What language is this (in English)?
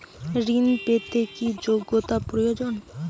Bangla